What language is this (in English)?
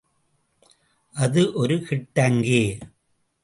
Tamil